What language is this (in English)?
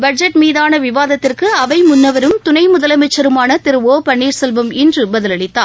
Tamil